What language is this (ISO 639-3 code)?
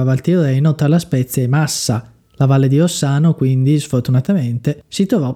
ita